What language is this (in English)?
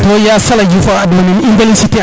Serer